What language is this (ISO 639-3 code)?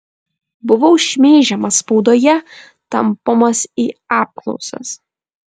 lit